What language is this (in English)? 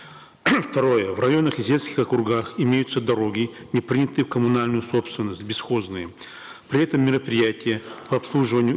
Kazakh